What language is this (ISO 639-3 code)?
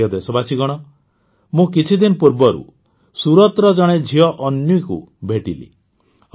ori